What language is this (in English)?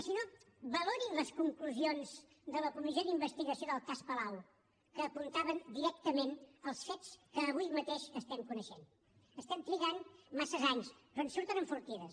Catalan